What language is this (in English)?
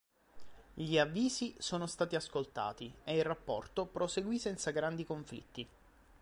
Italian